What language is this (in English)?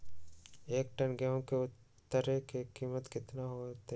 Magahi